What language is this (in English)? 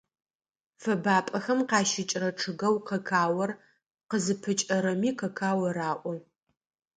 Adyghe